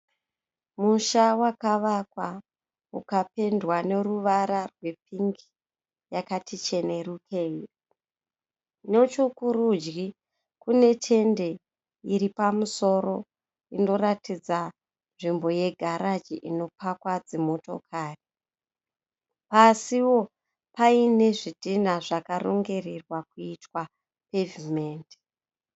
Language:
Shona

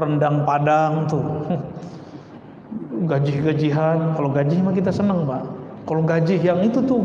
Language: Indonesian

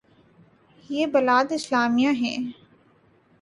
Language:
Urdu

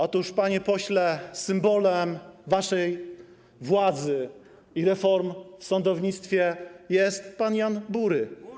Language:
Polish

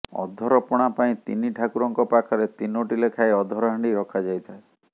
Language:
Odia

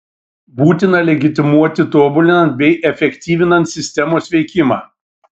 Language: Lithuanian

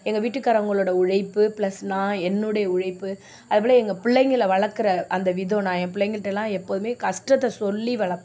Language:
Tamil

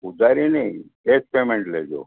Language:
Gujarati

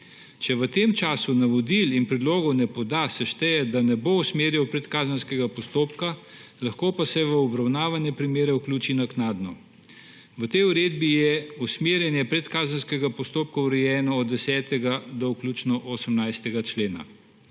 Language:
Slovenian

